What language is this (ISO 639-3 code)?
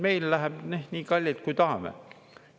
est